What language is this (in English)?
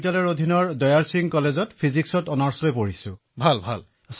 Assamese